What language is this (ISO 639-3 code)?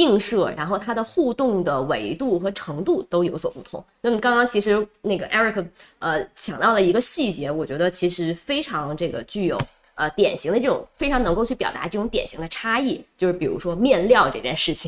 zho